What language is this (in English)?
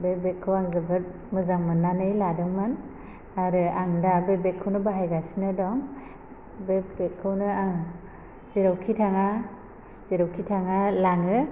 Bodo